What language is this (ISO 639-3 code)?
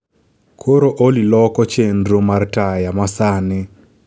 luo